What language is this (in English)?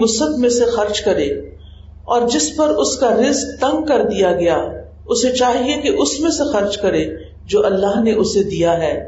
Urdu